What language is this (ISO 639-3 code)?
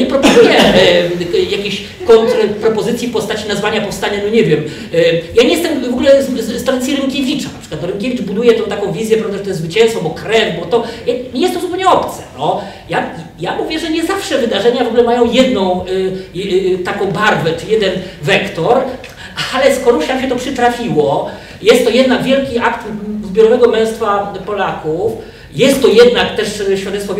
pol